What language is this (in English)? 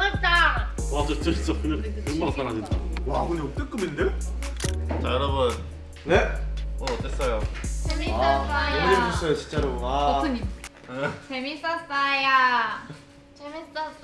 Korean